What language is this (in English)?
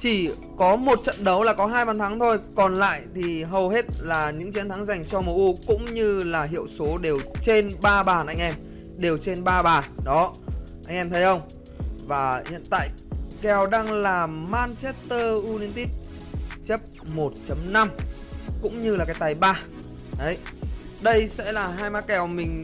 Vietnamese